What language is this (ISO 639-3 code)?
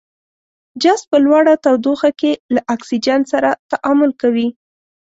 pus